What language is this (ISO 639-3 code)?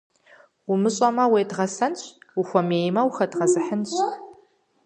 kbd